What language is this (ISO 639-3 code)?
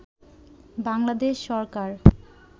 ben